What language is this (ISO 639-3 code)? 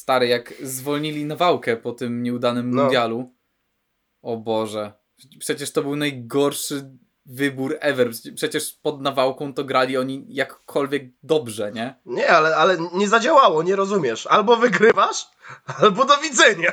pol